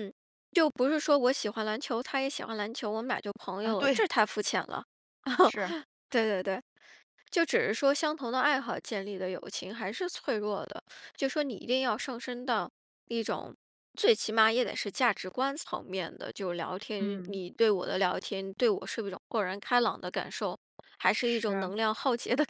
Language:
Chinese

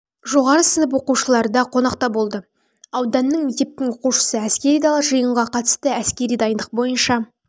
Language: Kazakh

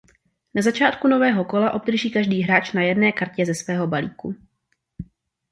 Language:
Czech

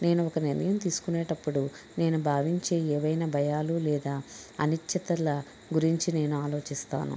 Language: Telugu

